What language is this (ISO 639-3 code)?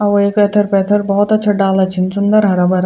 gbm